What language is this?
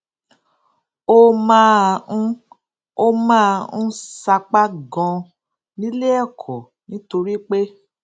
Yoruba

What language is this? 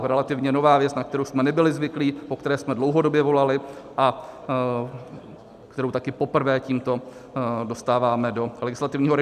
Czech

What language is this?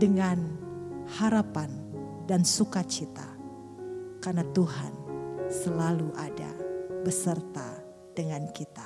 Indonesian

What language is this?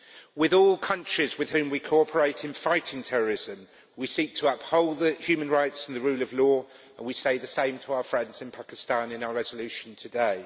English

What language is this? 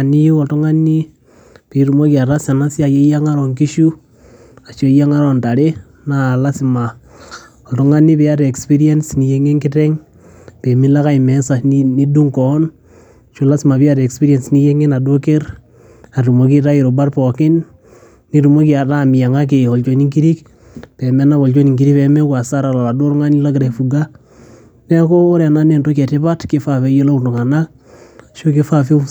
Masai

